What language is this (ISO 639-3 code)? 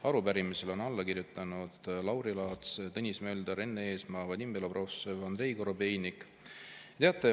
est